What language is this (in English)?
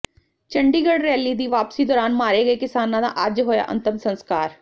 Punjabi